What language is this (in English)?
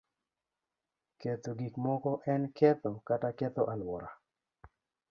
Luo (Kenya and Tanzania)